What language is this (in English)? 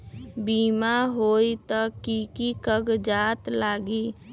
Magahi